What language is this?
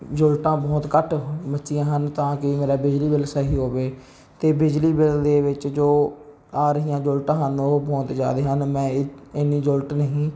Punjabi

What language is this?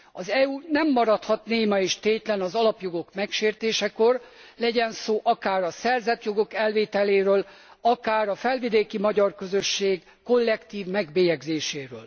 Hungarian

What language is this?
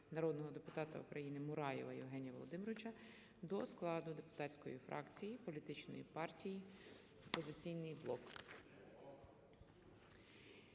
Ukrainian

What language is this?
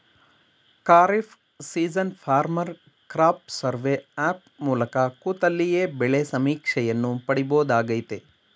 Kannada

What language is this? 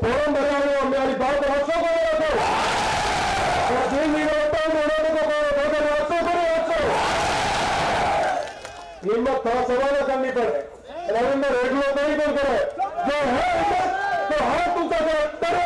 Hindi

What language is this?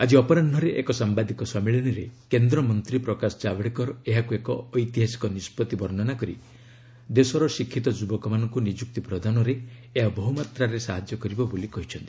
Odia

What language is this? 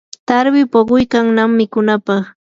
Yanahuanca Pasco Quechua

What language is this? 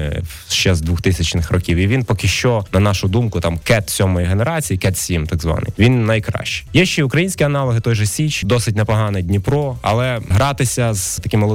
Ukrainian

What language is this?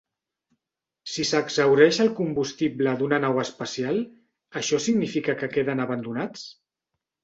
Catalan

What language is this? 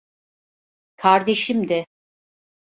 Turkish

